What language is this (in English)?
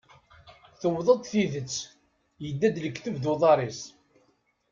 Kabyle